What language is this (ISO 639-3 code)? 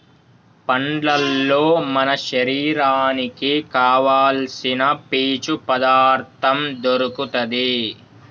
tel